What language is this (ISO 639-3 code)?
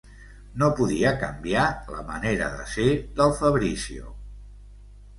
cat